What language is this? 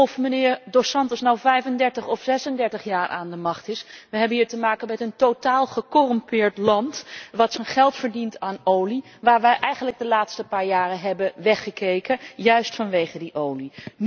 Dutch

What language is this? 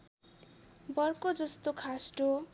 Nepali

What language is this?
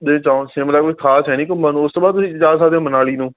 Punjabi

